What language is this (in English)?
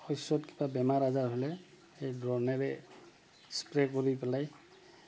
Assamese